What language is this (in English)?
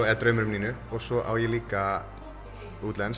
Icelandic